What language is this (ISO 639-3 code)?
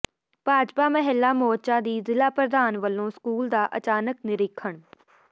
pan